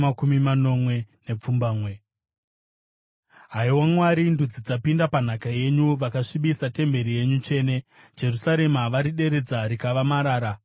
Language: Shona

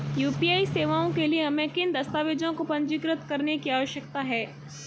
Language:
Hindi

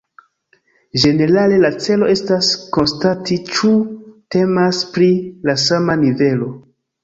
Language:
Esperanto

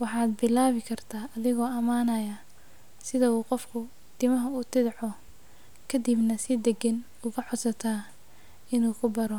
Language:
Somali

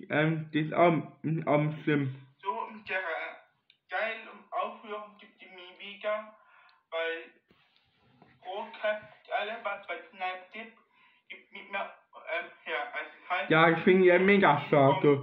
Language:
German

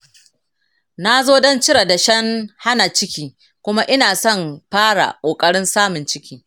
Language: Hausa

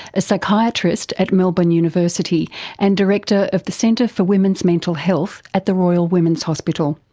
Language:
English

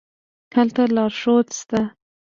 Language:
Pashto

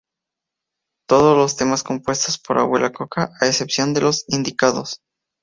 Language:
Spanish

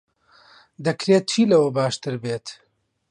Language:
Central Kurdish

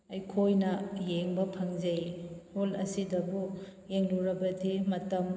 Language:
Manipuri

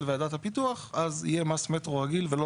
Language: Hebrew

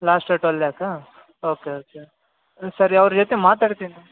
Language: Kannada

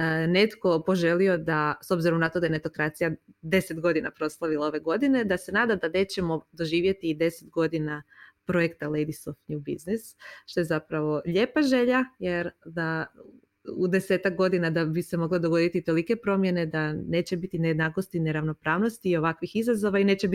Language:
Croatian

